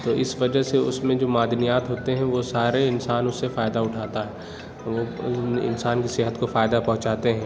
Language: Urdu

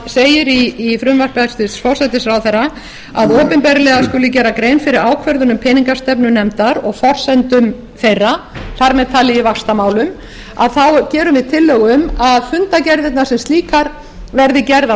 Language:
Icelandic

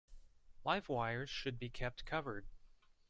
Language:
English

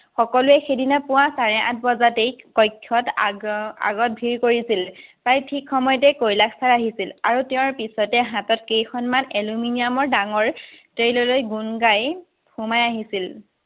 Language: Assamese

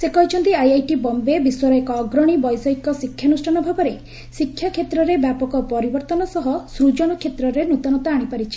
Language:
Odia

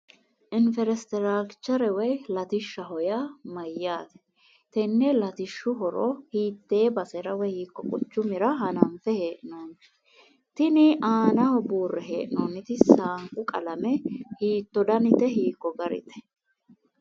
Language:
Sidamo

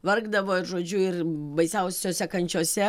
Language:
Lithuanian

